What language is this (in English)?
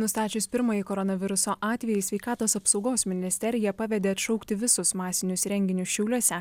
Lithuanian